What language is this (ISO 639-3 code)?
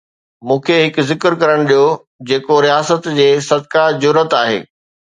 snd